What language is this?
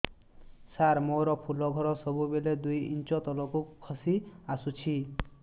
Odia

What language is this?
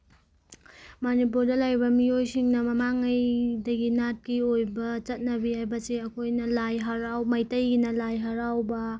Manipuri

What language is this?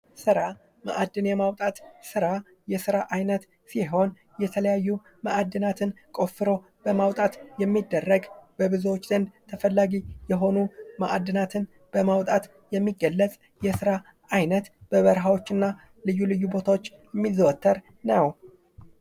Amharic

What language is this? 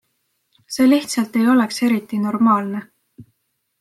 Estonian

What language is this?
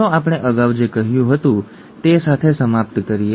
Gujarati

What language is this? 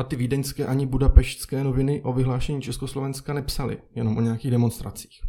Czech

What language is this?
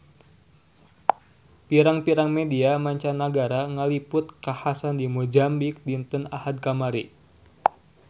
Sundanese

